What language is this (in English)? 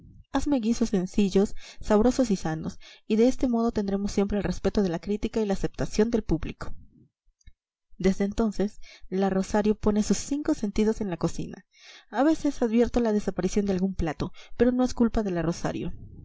Spanish